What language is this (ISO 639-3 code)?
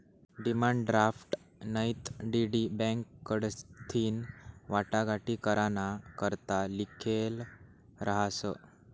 mar